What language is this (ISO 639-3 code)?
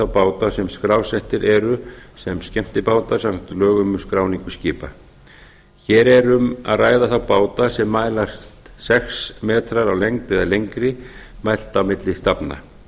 isl